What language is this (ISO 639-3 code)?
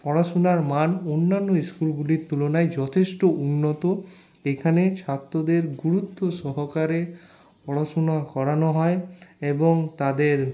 ben